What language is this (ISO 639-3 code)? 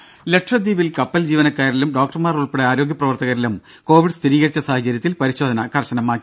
mal